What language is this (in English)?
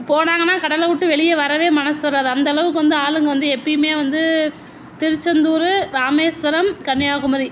Tamil